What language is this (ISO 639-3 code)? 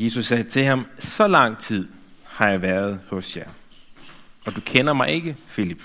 dan